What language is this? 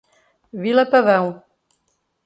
Portuguese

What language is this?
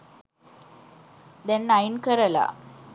Sinhala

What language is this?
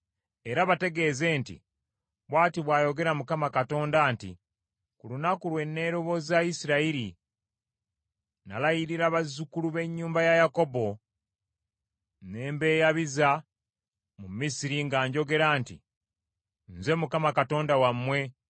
Ganda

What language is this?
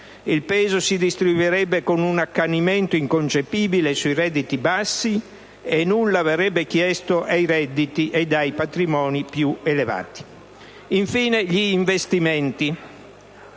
Italian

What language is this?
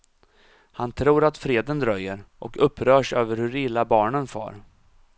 Swedish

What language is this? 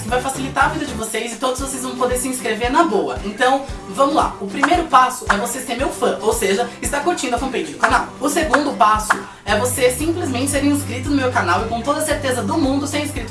Portuguese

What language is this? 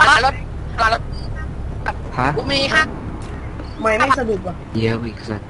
Thai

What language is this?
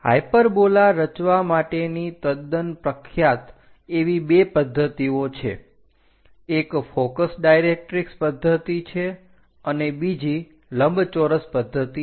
Gujarati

